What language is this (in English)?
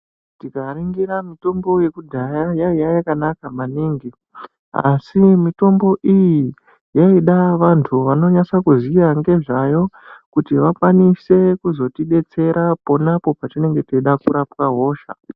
Ndau